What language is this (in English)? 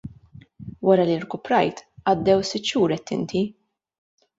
Maltese